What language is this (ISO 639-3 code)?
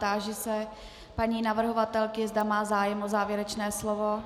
ces